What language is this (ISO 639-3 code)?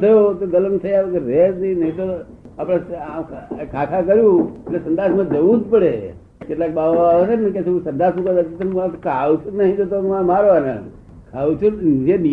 guj